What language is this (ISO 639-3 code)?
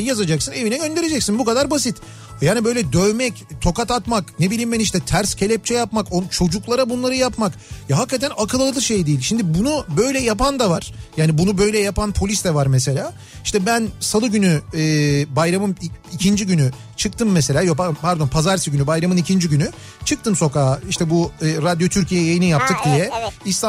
tur